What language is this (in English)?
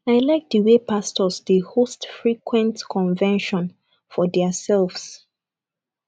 Nigerian Pidgin